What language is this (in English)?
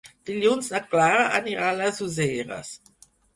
Catalan